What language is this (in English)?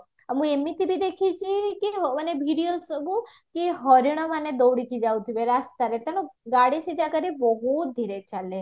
Odia